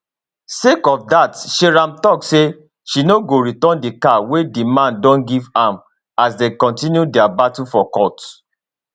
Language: Nigerian Pidgin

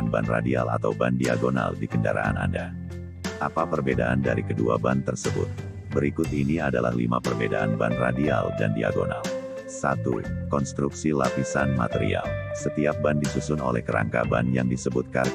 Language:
Indonesian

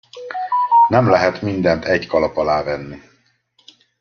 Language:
Hungarian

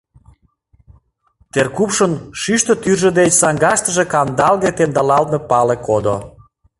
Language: Mari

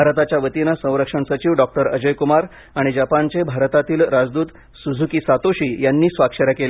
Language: Marathi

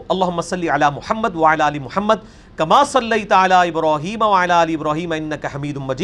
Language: Urdu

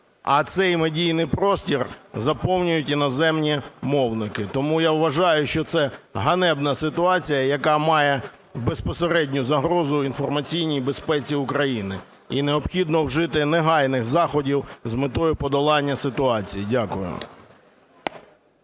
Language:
Ukrainian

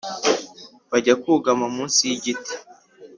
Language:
Kinyarwanda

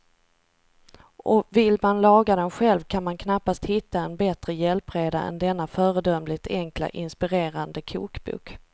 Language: Swedish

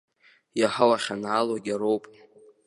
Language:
Abkhazian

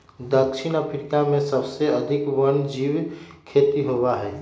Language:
Magahi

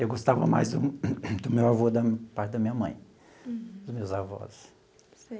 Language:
Portuguese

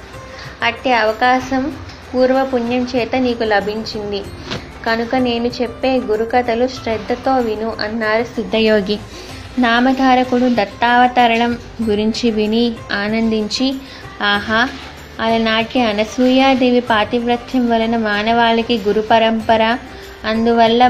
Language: Telugu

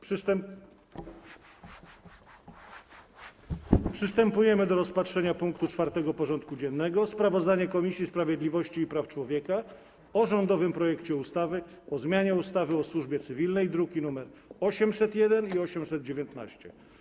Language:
Polish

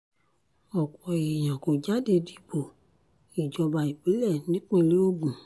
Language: Yoruba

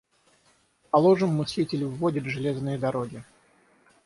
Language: Russian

